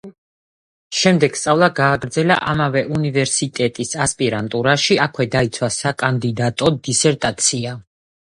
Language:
Georgian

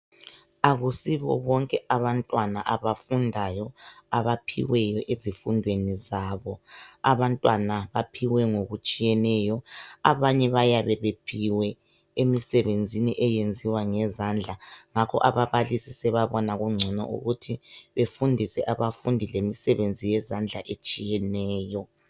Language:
North Ndebele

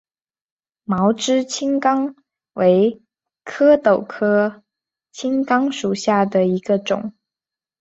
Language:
Chinese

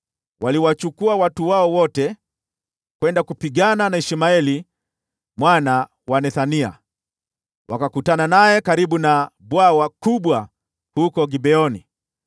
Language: Swahili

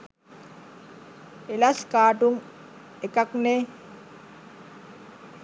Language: Sinhala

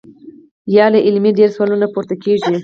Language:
Pashto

